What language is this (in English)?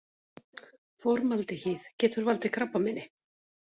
Icelandic